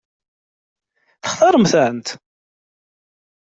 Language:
Kabyle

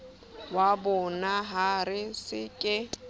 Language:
Southern Sotho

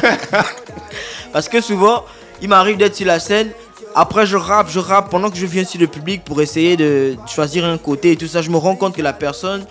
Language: French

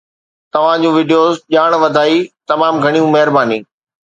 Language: Sindhi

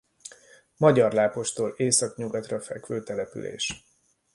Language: Hungarian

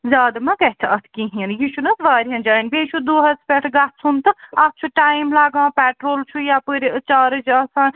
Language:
Kashmiri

